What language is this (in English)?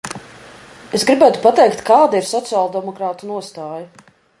Latvian